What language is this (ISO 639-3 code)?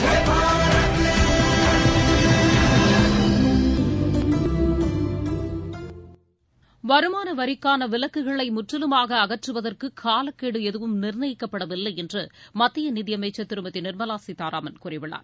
tam